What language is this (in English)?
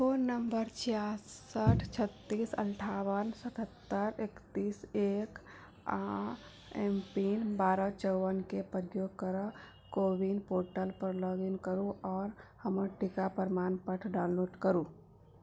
Maithili